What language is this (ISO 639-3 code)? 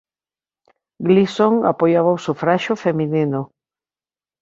glg